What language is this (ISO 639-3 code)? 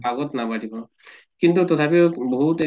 asm